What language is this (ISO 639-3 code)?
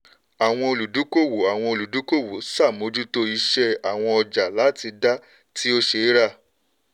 yor